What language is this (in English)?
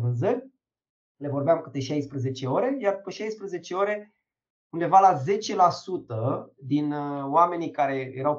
Romanian